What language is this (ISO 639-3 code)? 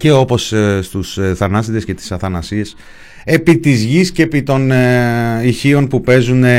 ell